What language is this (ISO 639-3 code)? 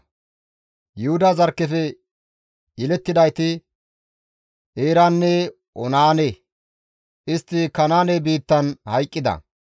gmv